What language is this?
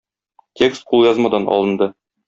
Tatar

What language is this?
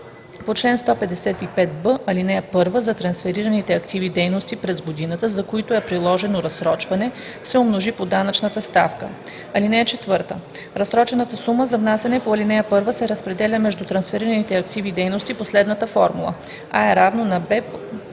Bulgarian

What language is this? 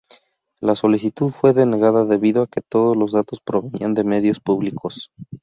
Spanish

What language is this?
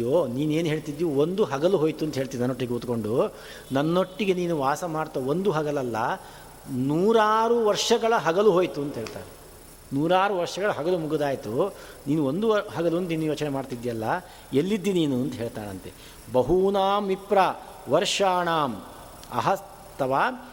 Kannada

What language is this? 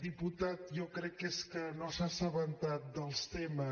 Catalan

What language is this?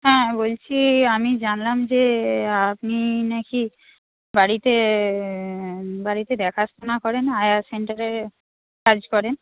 Bangla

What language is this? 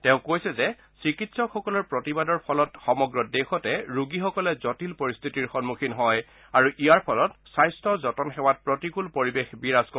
Assamese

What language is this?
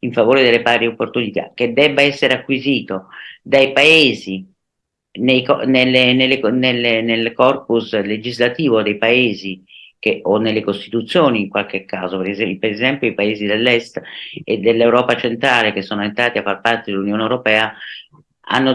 Italian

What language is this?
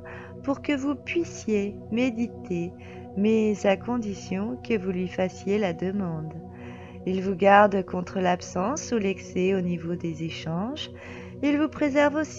French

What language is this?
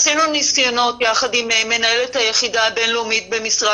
Hebrew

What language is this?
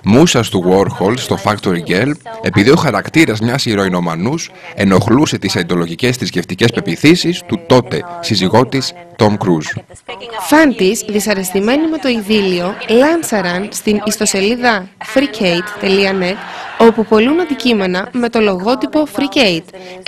Greek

